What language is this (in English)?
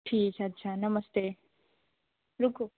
Hindi